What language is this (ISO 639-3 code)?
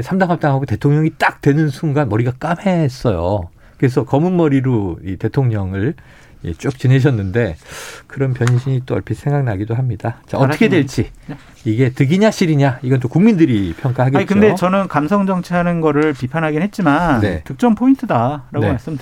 kor